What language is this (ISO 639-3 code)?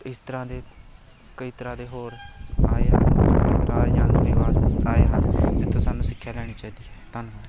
pan